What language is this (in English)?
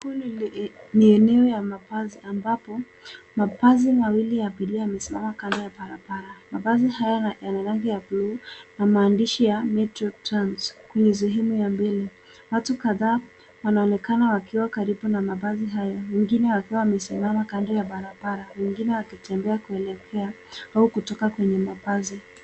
Swahili